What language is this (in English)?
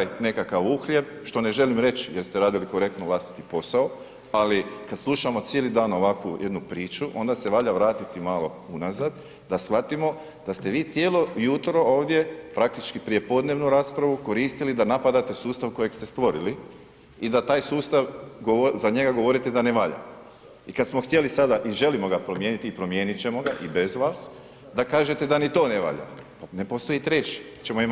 Croatian